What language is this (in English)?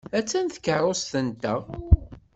Kabyle